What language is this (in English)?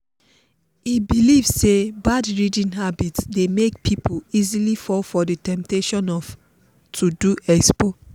Nigerian Pidgin